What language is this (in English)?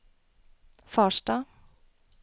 Norwegian